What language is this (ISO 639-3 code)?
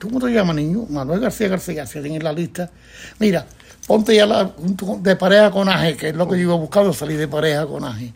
spa